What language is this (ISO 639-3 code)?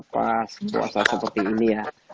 ind